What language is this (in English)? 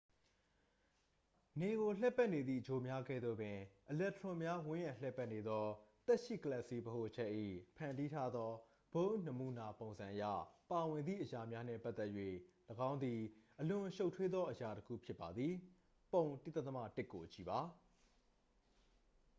Burmese